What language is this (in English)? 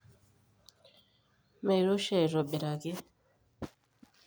Masai